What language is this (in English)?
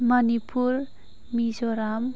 Bodo